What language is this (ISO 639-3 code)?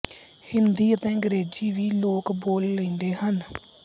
pan